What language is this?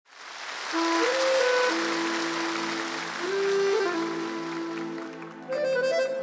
Romanian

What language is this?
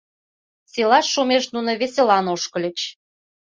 Mari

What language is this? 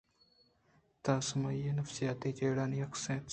Eastern Balochi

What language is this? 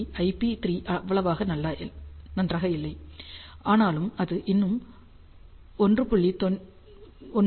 Tamil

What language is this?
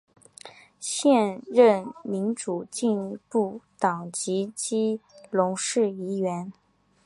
Chinese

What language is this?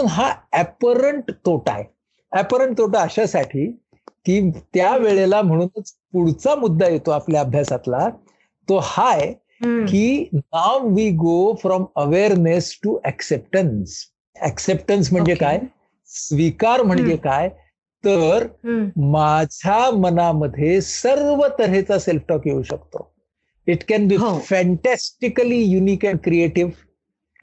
Marathi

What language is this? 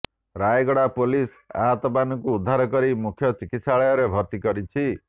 Odia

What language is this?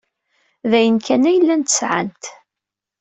Kabyle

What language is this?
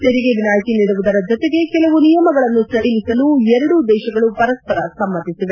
Kannada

